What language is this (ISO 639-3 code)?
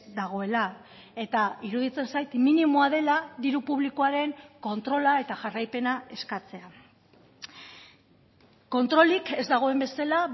eus